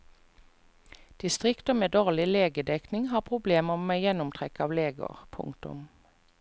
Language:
Norwegian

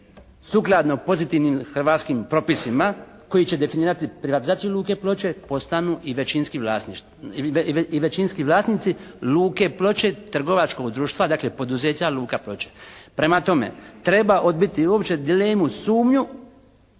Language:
Croatian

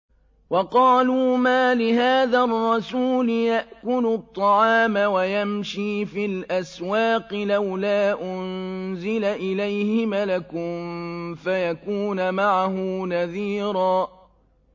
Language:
Arabic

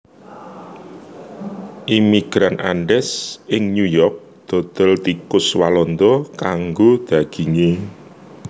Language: Javanese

